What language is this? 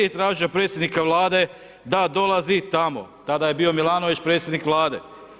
Croatian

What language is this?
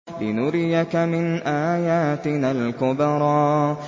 Arabic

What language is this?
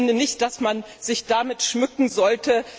German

